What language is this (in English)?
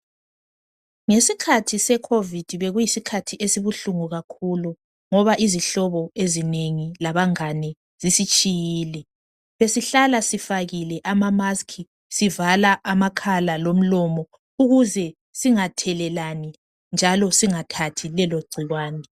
North Ndebele